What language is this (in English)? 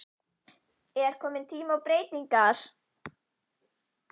Icelandic